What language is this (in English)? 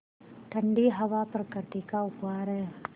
Hindi